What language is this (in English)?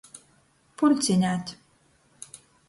Latgalian